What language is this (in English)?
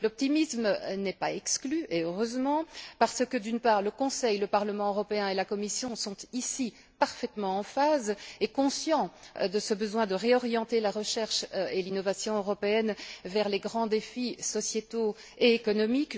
French